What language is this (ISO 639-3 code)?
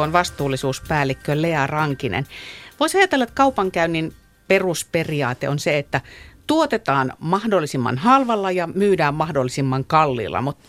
fin